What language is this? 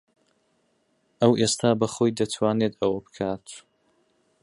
Central Kurdish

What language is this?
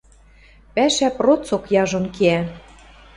Western Mari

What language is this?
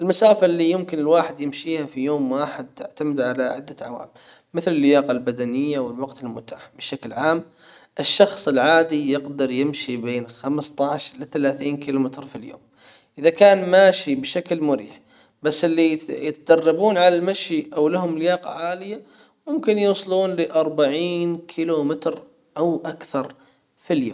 Hijazi Arabic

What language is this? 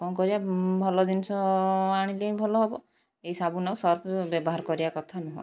Odia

